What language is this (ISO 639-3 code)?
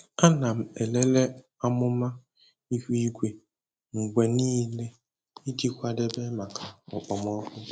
ibo